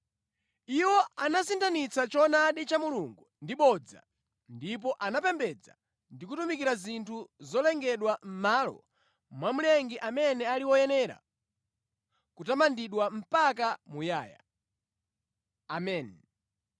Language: Nyanja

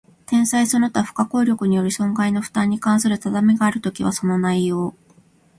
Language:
Japanese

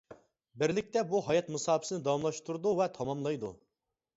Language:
Uyghur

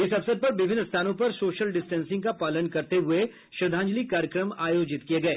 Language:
Hindi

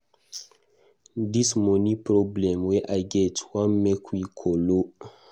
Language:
Nigerian Pidgin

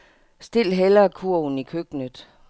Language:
Danish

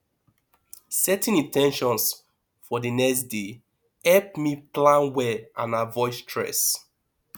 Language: Nigerian Pidgin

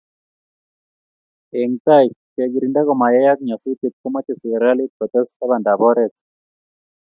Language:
Kalenjin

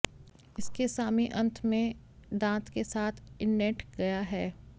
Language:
Hindi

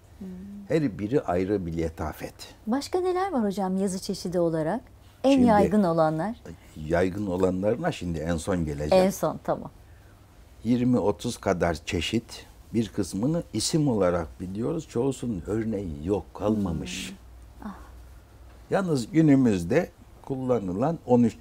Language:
Turkish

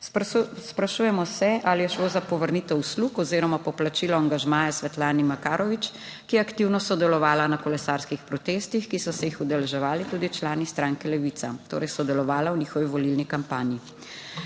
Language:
Slovenian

